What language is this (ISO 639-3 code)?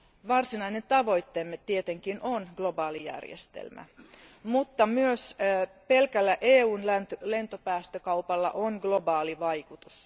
fin